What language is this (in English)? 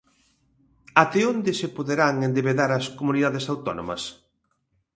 Galician